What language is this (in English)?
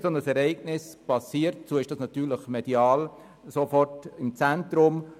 Swiss German